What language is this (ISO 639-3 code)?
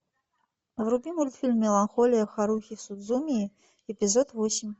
rus